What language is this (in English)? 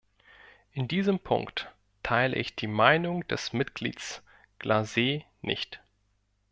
German